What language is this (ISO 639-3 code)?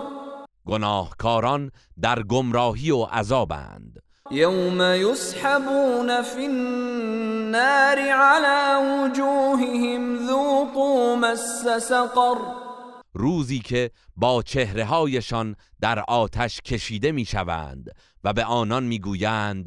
fas